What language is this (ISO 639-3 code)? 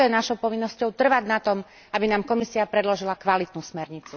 slk